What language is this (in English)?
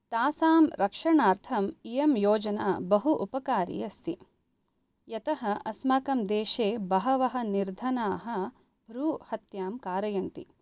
Sanskrit